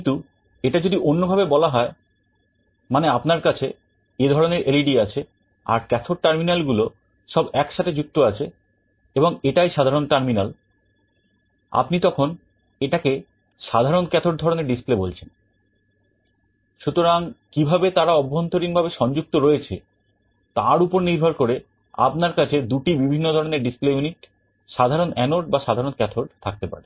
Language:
Bangla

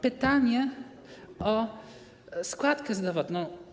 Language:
Polish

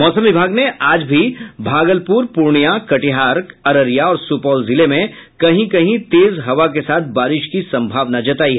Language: Hindi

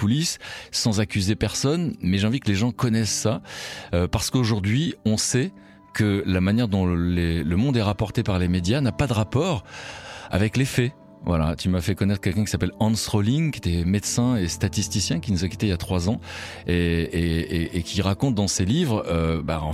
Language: French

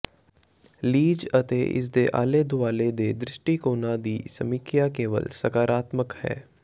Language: Punjabi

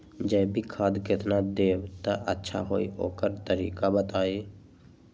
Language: Magahi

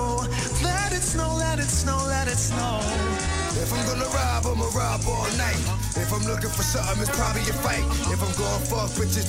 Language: Czech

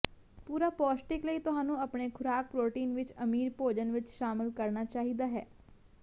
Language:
Punjabi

